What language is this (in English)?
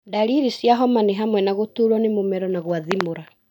Kikuyu